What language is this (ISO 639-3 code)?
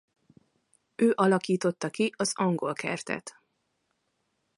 hun